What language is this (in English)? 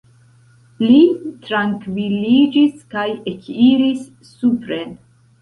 Esperanto